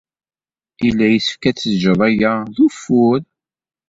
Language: Kabyle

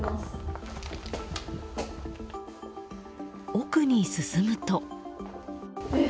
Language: Japanese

